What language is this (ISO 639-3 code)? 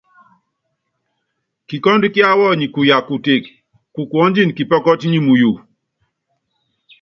yav